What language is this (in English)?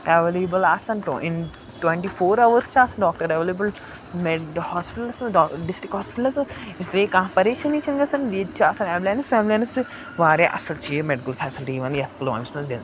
Kashmiri